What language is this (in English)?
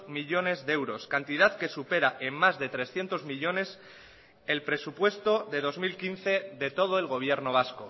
Spanish